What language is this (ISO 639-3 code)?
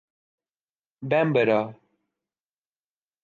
urd